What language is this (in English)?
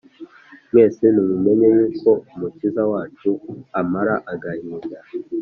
Kinyarwanda